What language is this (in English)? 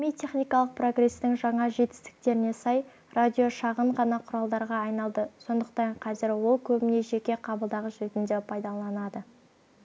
Kazakh